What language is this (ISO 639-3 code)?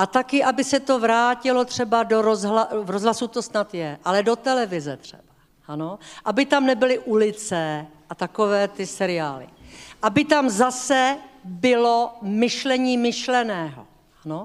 ces